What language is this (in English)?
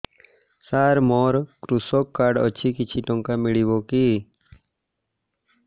Odia